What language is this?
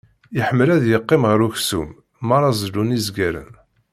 Kabyle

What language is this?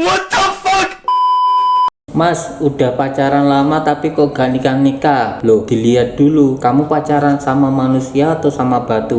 Indonesian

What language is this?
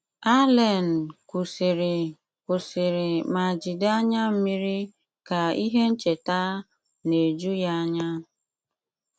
Igbo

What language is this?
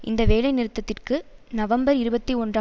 Tamil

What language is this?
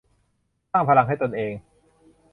Thai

